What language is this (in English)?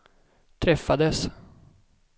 Swedish